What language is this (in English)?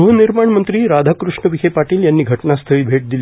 Marathi